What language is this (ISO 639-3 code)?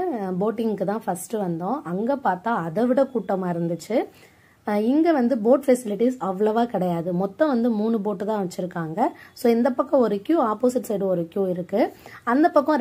tam